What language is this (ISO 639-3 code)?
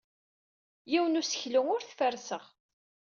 kab